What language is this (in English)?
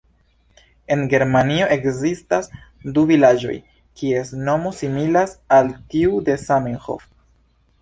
Esperanto